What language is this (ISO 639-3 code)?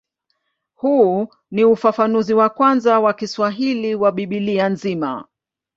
swa